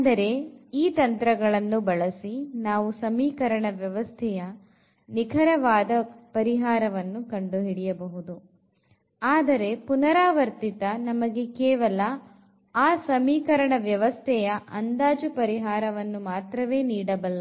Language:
Kannada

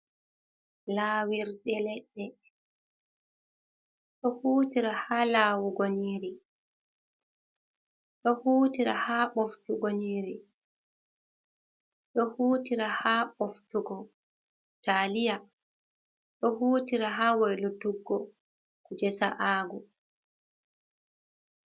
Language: Fula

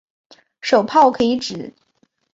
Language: Chinese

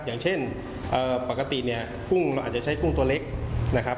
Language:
Thai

